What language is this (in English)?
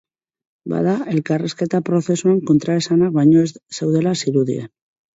Basque